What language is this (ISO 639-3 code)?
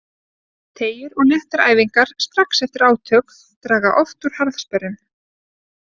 isl